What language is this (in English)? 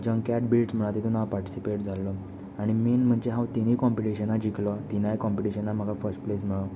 Konkani